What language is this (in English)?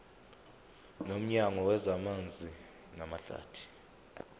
Zulu